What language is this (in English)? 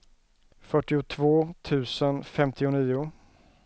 Swedish